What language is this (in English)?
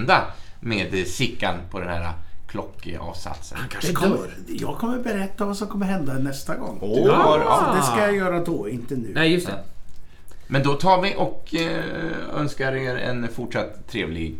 Swedish